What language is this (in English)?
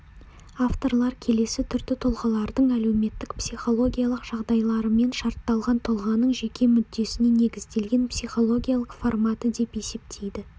Kazakh